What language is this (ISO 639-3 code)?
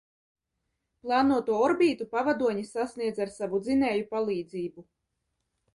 lav